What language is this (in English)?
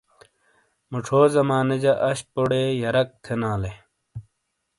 Shina